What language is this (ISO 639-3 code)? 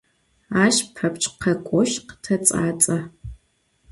ady